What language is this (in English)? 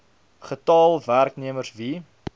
Afrikaans